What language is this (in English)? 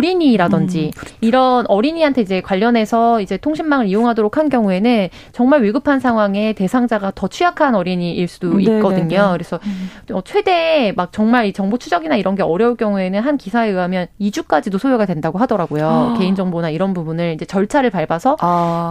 Korean